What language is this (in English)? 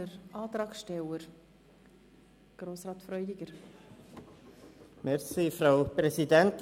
Swiss German